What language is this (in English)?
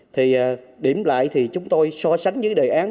Vietnamese